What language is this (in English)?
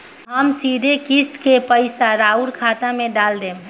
Bhojpuri